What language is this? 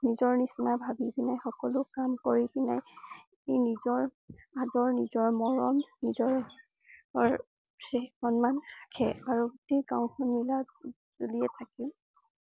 Assamese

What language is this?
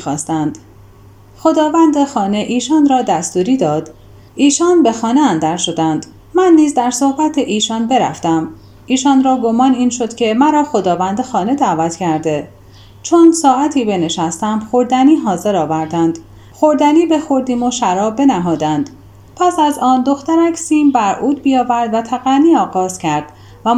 Persian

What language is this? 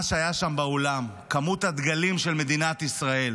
Hebrew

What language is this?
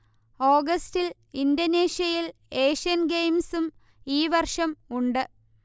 Malayalam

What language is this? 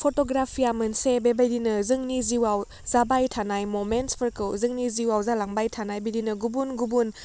Bodo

